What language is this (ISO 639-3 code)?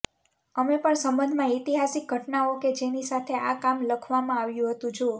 guj